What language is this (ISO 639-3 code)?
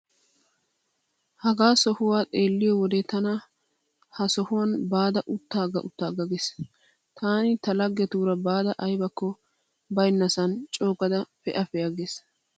wal